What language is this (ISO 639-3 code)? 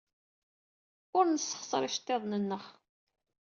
kab